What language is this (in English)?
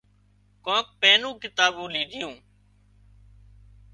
Wadiyara Koli